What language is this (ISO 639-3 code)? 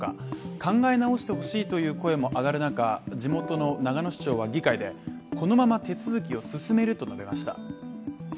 jpn